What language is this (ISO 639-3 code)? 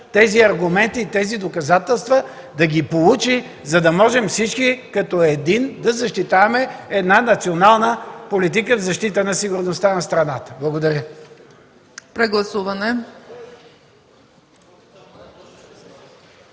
bul